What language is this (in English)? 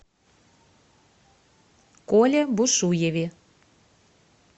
Russian